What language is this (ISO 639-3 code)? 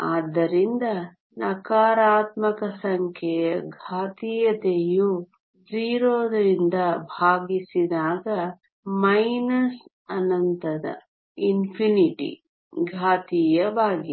kan